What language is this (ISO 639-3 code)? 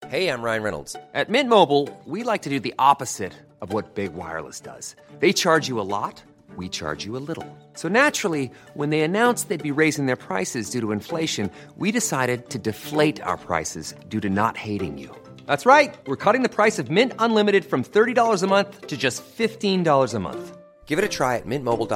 urd